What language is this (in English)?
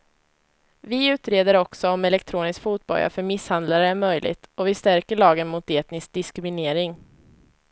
Swedish